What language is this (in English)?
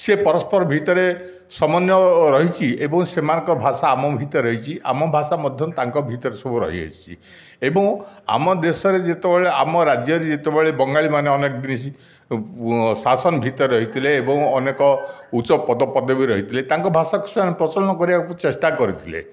Odia